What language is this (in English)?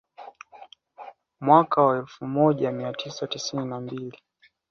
Swahili